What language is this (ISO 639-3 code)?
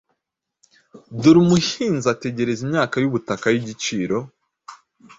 kin